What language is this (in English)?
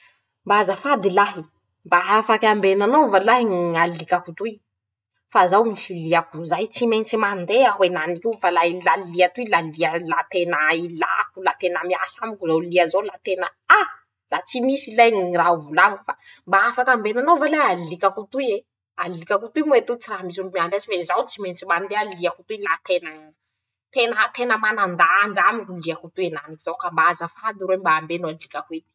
Masikoro Malagasy